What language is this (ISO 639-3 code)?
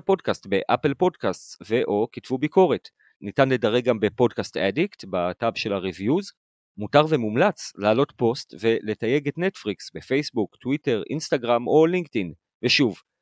heb